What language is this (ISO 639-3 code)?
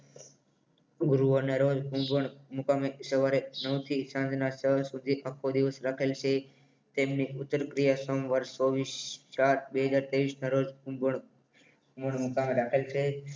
guj